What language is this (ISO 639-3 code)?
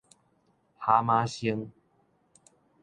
nan